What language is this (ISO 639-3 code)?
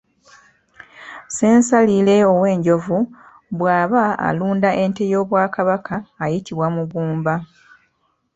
lug